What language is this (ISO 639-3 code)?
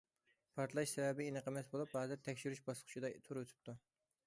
uig